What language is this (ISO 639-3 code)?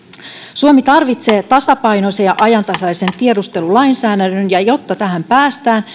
fin